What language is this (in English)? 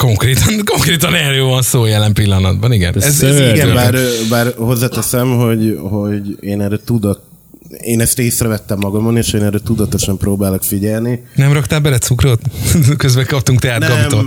Hungarian